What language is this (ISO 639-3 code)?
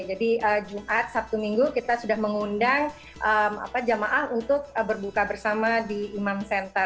ind